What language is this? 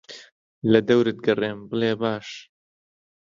Central Kurdish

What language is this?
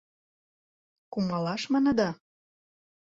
Mari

